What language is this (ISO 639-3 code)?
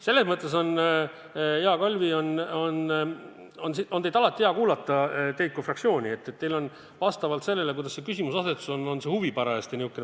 est